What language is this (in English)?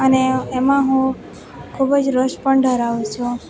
Gujarati